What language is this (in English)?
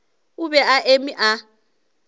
Northern Sotho